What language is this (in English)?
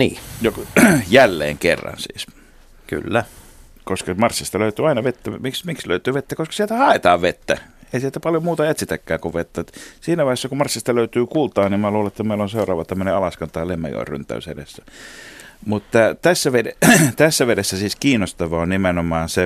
Finnish